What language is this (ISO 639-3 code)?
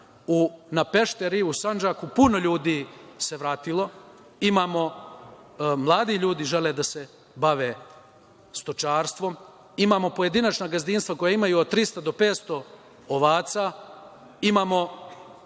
srp